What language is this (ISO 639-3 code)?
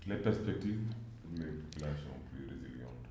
wol